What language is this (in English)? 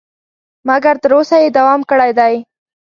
Pashto